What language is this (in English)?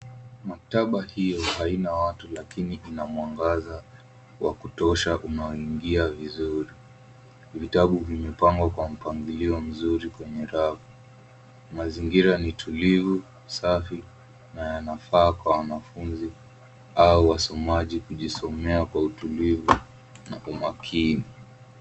Swahili